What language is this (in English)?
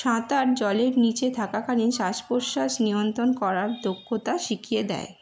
Bangla